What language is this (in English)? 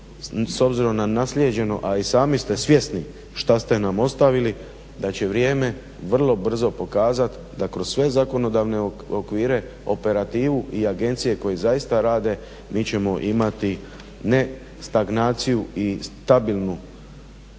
Croatian